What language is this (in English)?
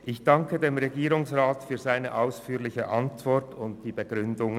Swiss German